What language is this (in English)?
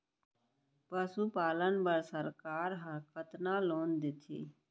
Chhattisgarhi